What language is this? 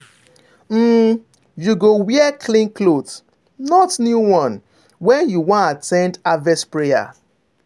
Nigerian Pidgin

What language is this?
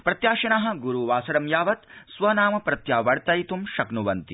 Sanskrit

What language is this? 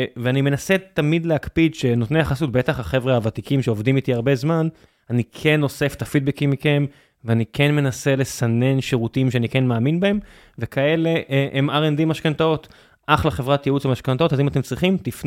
Hebrew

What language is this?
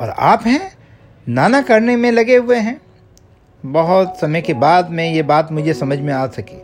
Hindi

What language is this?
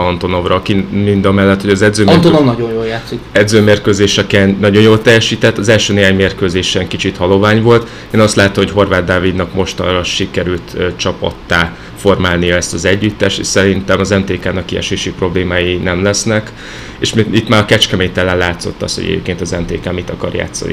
Hungarian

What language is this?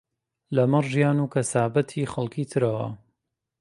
Central Kurdish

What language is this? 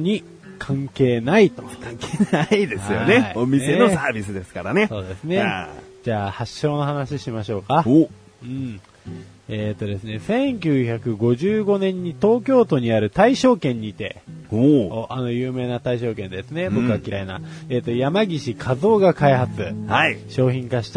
Japanese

